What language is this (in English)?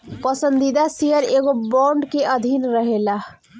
Bhojpuri